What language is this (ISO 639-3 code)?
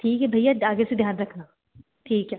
hin